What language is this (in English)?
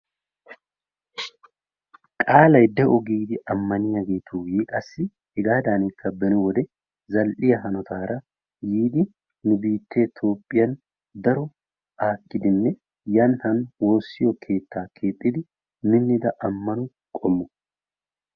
Wolaytta